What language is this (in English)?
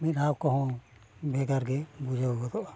Santali